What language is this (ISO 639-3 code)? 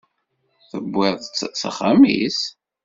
kab